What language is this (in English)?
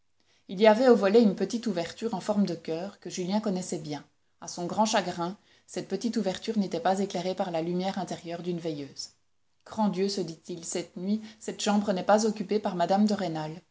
French